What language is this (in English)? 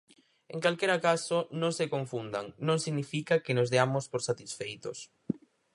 Galician